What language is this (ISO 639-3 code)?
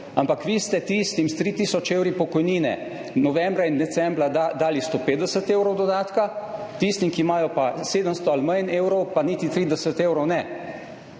slv